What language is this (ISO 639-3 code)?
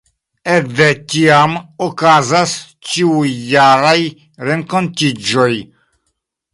epo